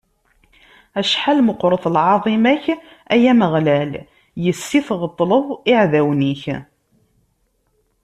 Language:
Kabyle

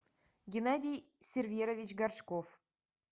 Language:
Russian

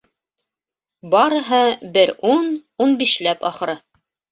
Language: Bashkir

